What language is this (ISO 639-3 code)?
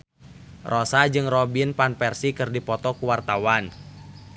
sun